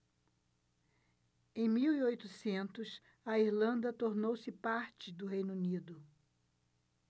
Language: Portuguese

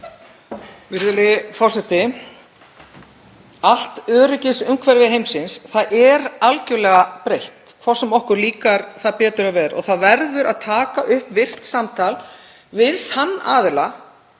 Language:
Icelandic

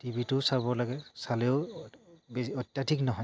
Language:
Assamese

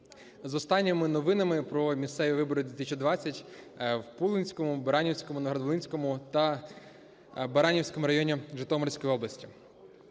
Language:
Ukrainian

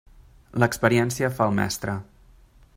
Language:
Catalan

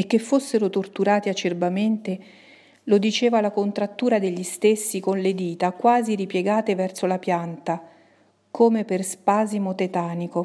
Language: Italian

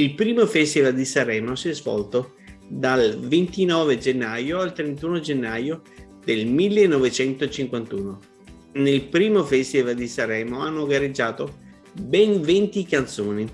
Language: Italian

